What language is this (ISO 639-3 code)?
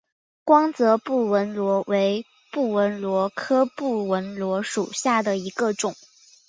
zho